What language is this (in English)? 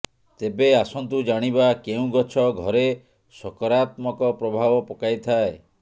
Odia